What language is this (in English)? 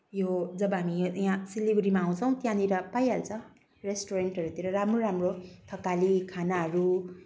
Nepali